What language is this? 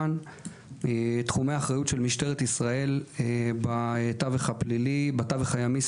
Hebrew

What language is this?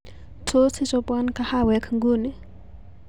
Kalenjin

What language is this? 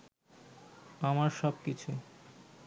Bangla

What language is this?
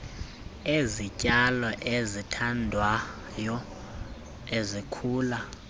Xhosa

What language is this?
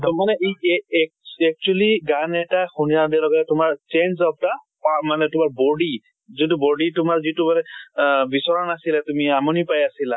Assamese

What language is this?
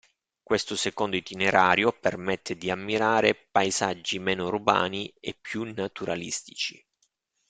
Italian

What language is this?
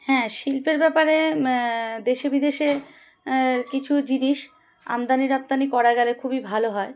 Bangla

